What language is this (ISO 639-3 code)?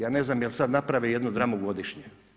hrv